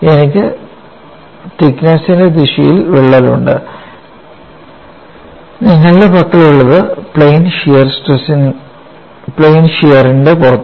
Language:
Malayalam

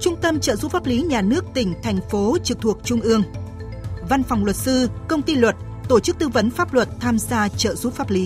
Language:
Vietnamese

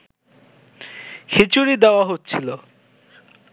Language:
Bangla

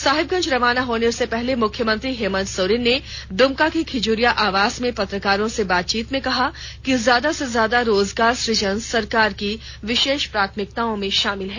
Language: Hindi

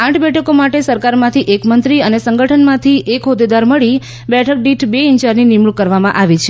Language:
Gujarati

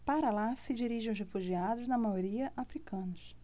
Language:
Portuguese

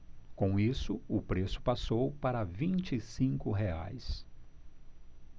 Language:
Portuguese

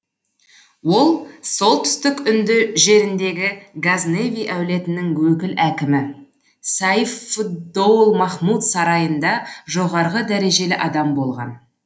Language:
Kazakh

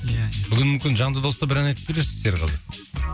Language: Kazakh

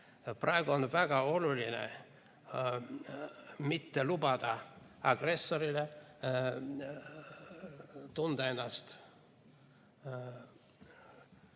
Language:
Estonian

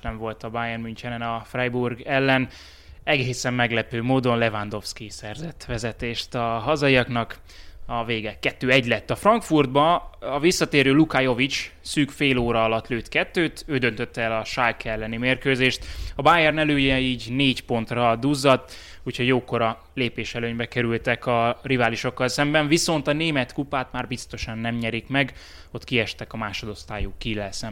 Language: Hungarian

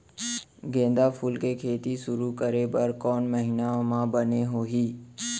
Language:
Chhattisgarhi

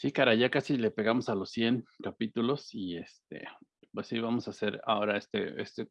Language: Spanish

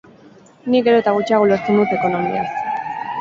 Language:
Basque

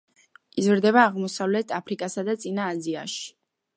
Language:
Georgian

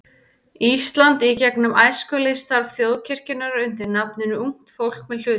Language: Icelandic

